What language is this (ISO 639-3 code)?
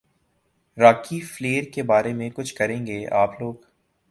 urd